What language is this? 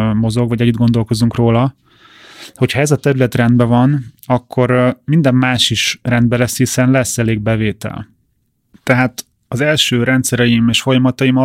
Hungarian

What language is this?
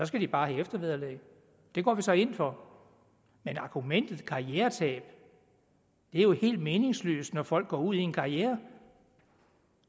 Danish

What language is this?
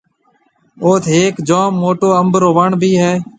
Marwari (Pakistan)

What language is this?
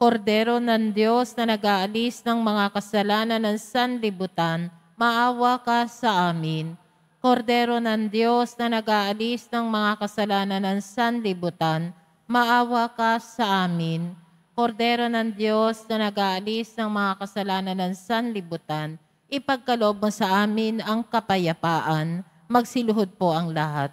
Filipino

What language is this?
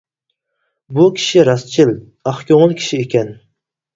Uyghur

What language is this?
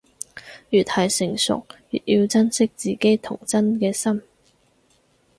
Cantonese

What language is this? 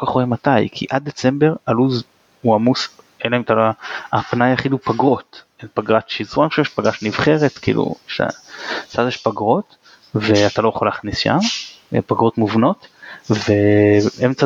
Hebrew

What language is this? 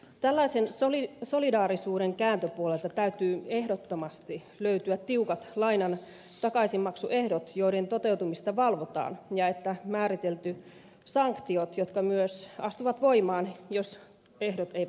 Finnish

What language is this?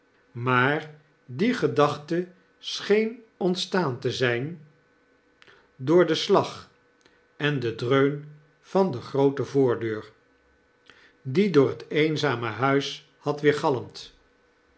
Dutch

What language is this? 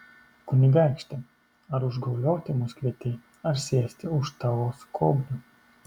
Lithuanian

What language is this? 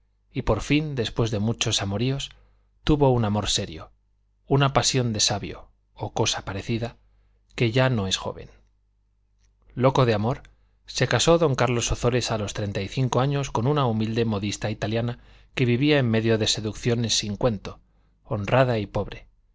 Spanish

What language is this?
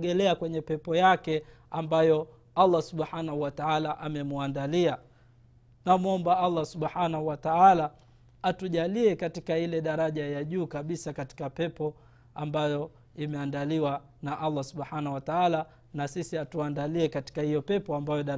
Swahili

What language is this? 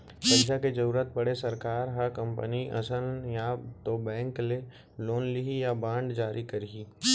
Chhattisgarhi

